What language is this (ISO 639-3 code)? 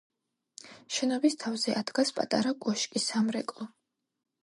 kat